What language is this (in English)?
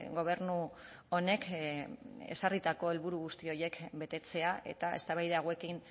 Basque